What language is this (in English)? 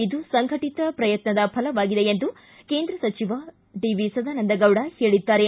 Kannada